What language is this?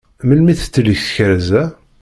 Kabyle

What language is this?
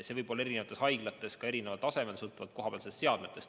Estonian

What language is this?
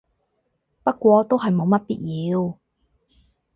Cantonese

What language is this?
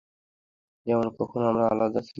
Bangla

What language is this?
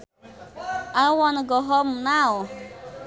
Sundanese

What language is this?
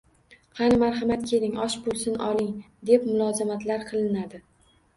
Uzbek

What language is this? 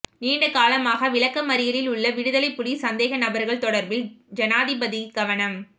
Tamil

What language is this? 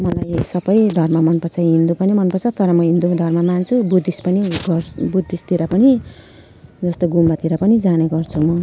Nepali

